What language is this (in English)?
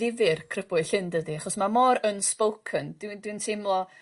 Welsh